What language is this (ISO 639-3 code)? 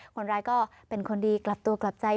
tha